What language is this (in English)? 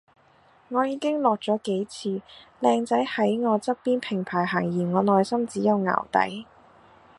Cantonese